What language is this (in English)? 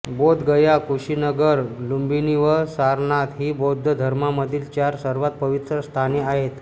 Marathi